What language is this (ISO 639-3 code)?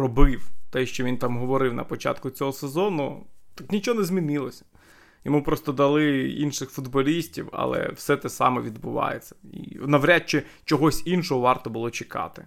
ukr